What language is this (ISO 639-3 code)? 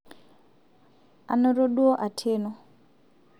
mas